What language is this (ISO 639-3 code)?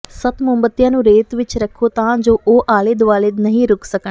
pan